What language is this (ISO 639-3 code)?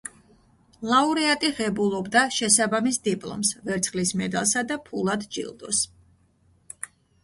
kat